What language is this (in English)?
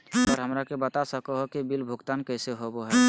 Magahi